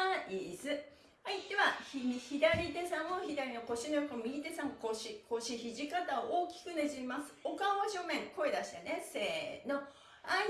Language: Japanese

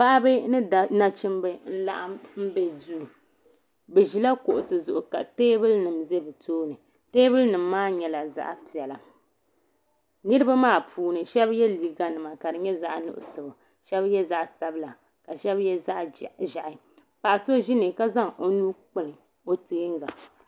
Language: Dagbani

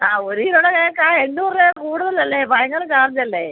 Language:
Malayalam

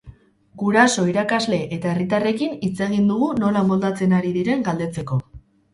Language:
Basque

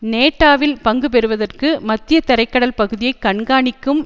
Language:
Tamil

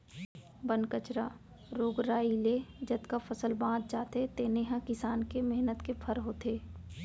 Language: Chhattisgarhi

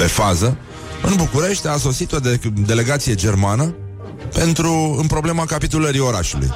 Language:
Romanian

